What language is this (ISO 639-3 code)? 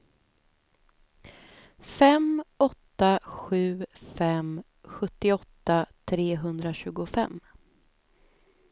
swe